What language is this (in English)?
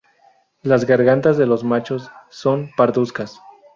Spanish